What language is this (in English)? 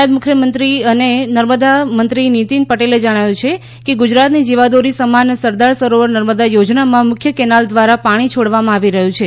Gujarati